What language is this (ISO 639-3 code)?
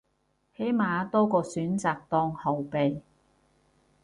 yue